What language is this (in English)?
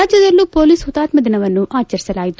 Kannada